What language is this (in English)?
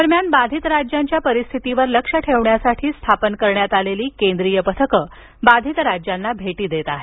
Marathi